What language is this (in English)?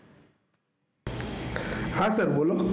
Gujarati